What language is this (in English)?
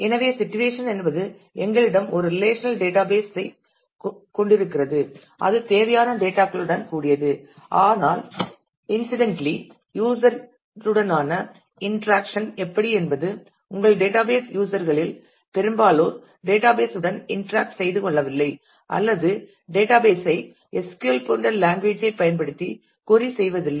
Tamil